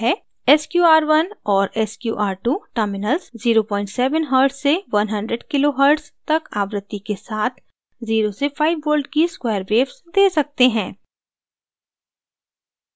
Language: Hindi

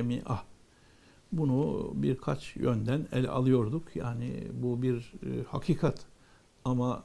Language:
Turkish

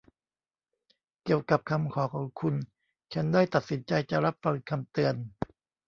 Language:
Thai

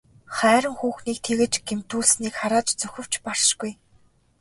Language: Mongolian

